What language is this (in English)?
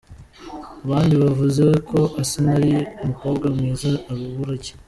Kinyarwanda